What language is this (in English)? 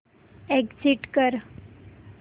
Marathi